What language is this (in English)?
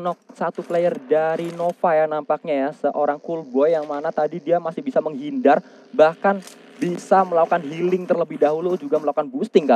Indonesian